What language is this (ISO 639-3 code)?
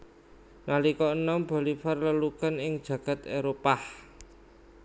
jav